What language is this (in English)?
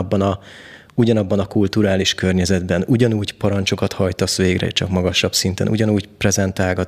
Hungarian